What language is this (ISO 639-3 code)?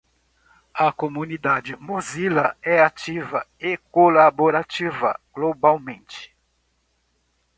por